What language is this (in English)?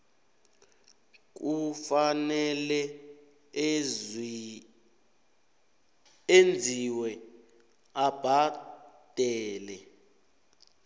South Ndebele